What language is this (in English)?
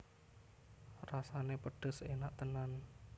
Javanese